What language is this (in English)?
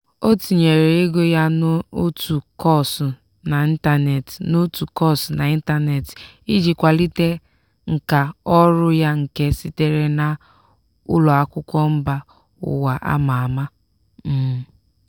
Igbo